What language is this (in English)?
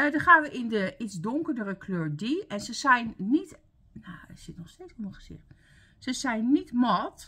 Dutch